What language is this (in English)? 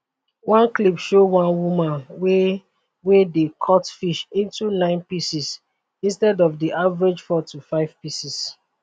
Nigerian Pidgin